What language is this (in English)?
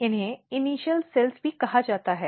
Hindi